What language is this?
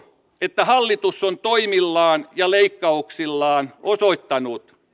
Finnish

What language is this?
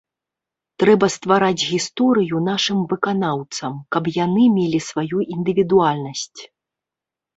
Belarusian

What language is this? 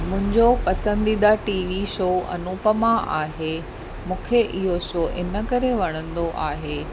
Sindhi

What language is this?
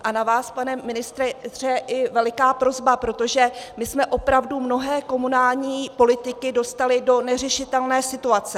Czech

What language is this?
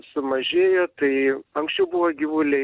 Lithuanian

